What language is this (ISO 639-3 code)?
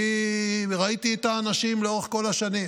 heb